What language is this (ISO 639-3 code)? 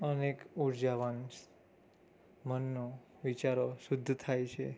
guj